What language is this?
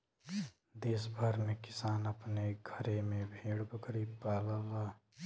Bhojpuri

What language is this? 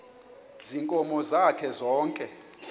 Xhosa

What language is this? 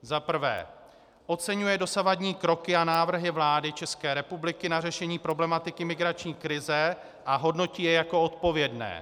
Czech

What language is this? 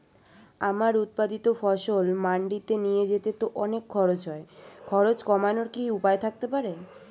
Bangla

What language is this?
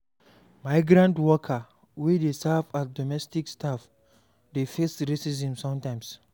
Nigerian Pidgin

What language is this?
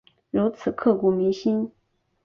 Chinese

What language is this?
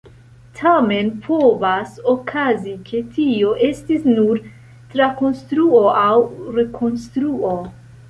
Esperanto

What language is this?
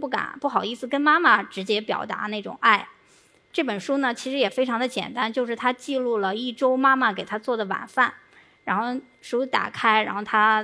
Chinese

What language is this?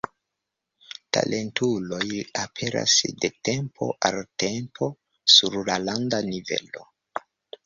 Esperanto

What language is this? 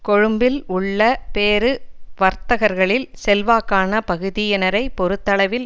Tamil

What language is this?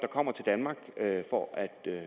Danish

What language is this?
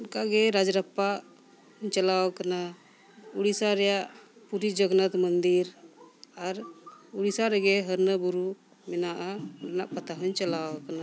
Santali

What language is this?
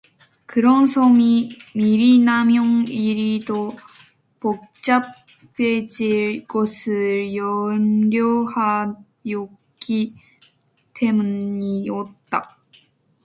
Korean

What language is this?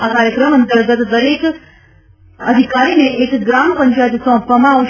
Gujarati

